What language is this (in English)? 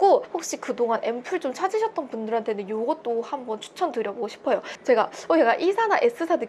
Korean